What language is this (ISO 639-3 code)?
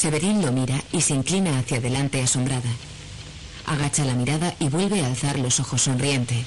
spa